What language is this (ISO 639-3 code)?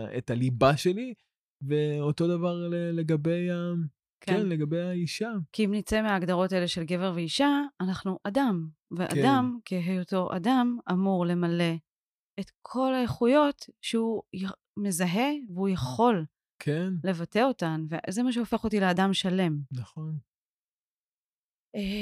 heb